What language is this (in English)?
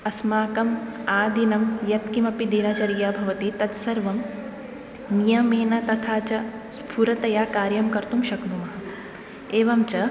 Sanskrit